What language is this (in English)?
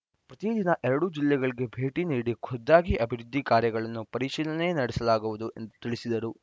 Kannada